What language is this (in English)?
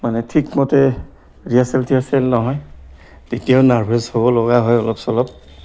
Assamese